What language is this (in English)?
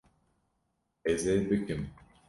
Kurdish